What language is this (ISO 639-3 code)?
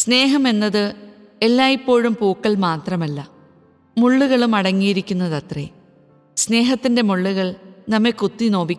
mal